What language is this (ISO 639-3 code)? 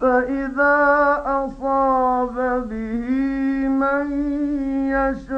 ara